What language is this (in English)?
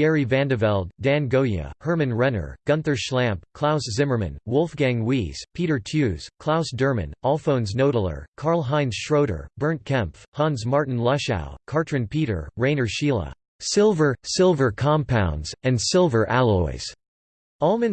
English